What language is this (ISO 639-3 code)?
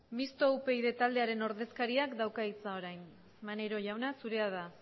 eus